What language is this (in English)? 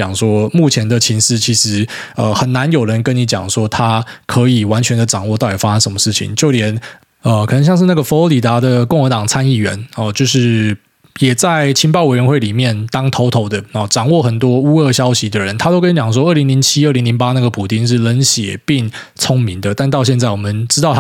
Chinese